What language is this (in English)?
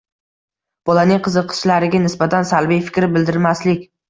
Uzbek